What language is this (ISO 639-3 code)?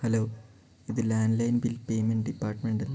mal